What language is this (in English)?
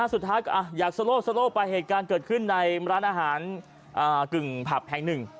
Thai